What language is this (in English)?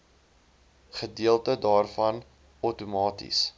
Afrikaans